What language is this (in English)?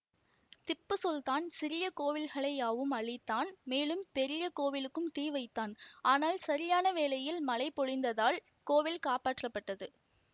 Tamil